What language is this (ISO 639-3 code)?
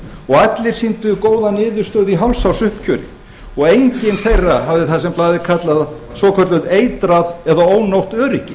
isl